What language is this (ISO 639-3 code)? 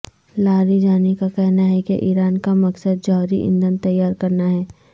urd